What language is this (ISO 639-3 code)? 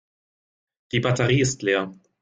deu